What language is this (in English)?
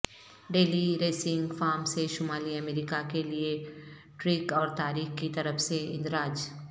Urdu